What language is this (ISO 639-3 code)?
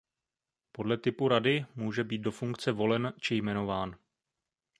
ces